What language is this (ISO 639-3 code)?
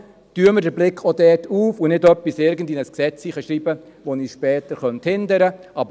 gsw